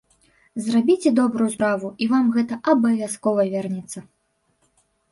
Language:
Belarusian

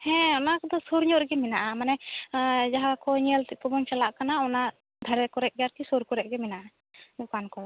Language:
Santali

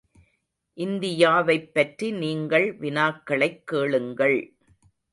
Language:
Tamil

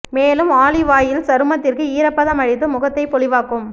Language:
Tamil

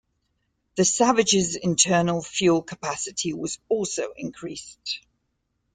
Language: English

